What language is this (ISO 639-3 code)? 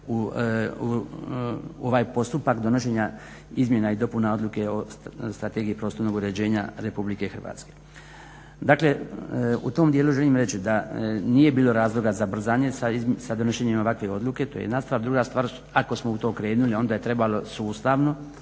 hrv